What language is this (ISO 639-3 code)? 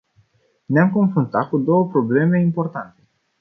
ron